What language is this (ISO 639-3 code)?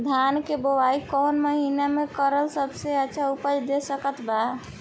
bho